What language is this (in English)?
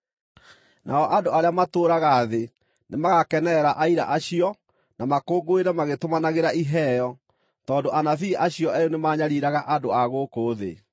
Kikuyu